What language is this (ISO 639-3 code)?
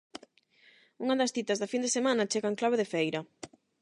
glg